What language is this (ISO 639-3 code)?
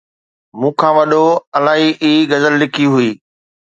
snd